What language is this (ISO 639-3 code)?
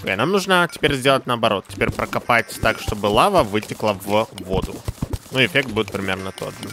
rus